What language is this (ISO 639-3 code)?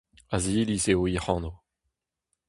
bre